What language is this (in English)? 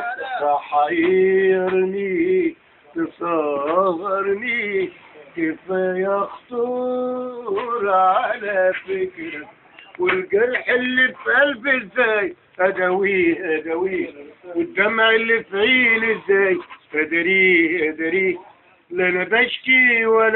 Arabic